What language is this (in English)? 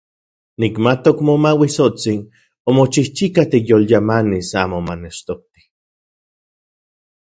Central Puebla Nahuatl